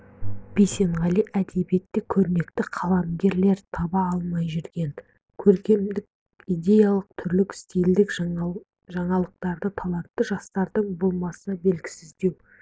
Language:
Kazakh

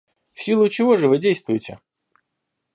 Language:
Russian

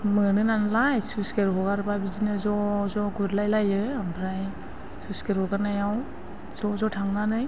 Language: Bodo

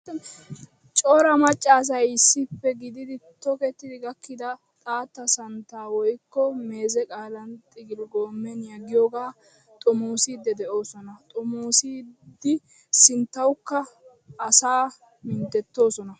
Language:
Wolaytta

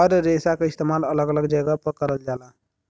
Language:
Bhojpuri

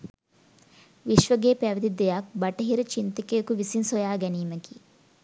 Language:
Sinhala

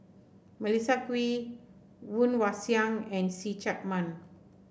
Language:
English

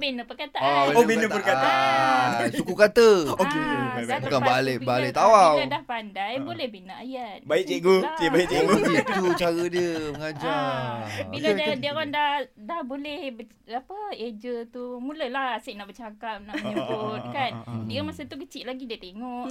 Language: Malay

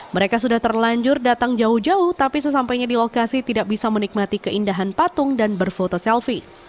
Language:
Indonesian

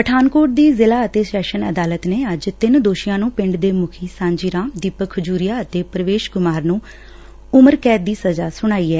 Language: Punjabi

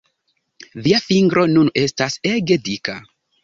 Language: Esperanto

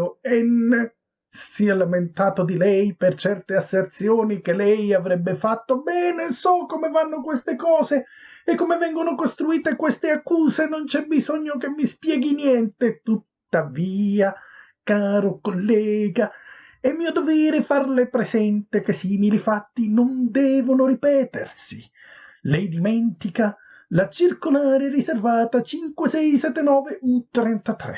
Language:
Italian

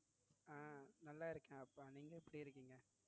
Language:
Tamil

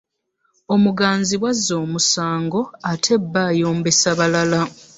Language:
Ganda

